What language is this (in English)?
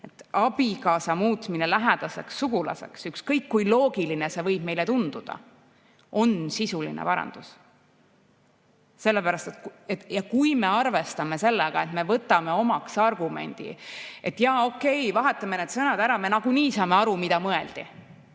Estonian